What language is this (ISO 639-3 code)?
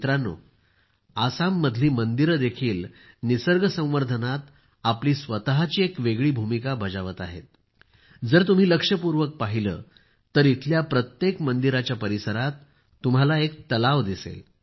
mar